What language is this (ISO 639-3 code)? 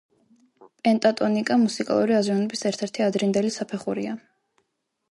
kat